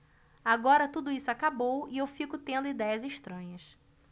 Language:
Portuguese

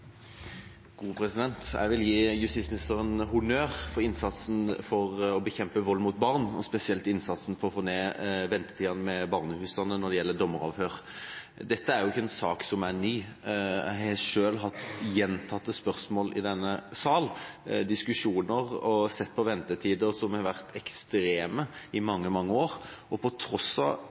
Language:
Norwegian Bokmål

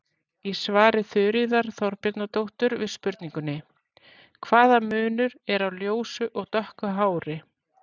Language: Icelandic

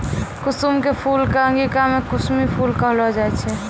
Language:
Maithili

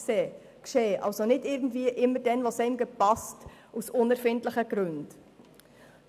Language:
Swiss German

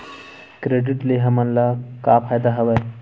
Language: Chhattisgarhi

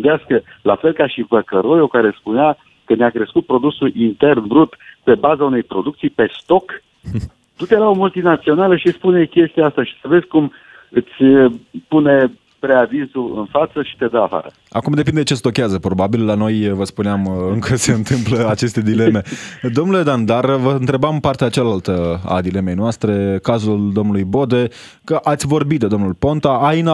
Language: Romanian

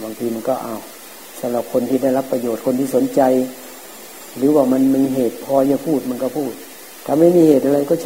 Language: Thai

